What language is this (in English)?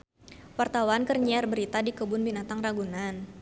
Sundanese